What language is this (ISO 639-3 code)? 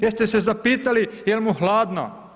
hrv